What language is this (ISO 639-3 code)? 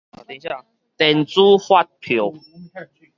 nan